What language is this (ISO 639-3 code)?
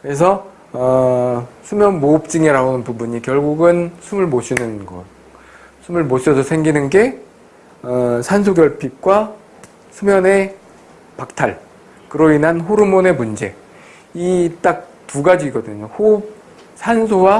kor